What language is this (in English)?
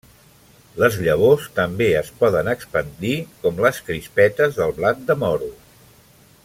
Catalan